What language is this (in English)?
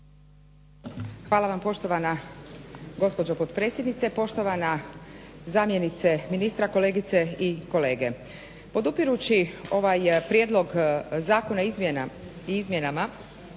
Croatian